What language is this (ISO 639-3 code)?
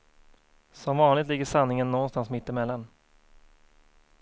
swe